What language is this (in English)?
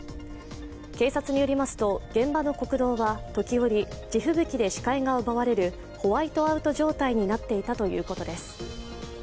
Japanese